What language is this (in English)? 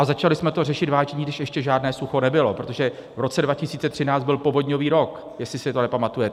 Czech